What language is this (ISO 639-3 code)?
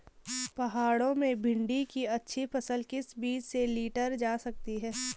hin